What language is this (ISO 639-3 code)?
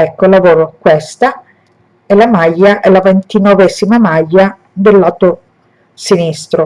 ita